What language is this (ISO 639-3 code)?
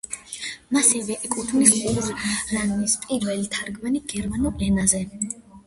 kat